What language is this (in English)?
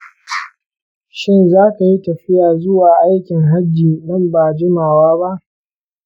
Hausa